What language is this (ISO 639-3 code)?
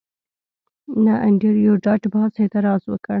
pus